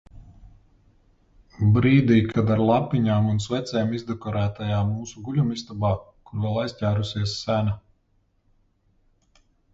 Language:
Latvian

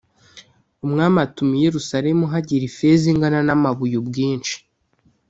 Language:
Kinyarwanda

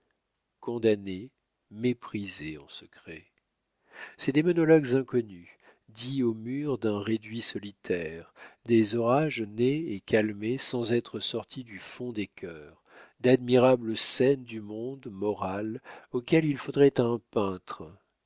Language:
French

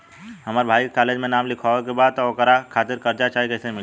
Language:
Bhojpuri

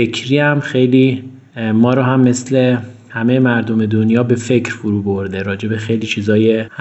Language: Persian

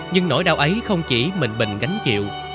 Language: Vietnamese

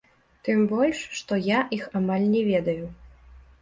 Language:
Belarusian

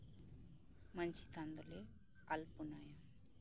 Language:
Santali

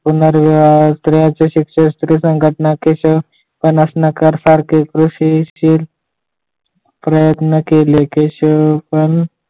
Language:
Marathi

